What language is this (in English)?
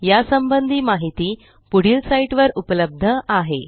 Marathi